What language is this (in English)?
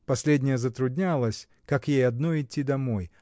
Russian